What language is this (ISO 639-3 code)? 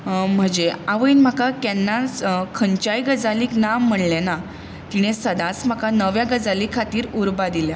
kok